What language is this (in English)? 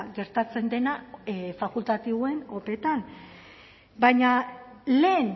Basque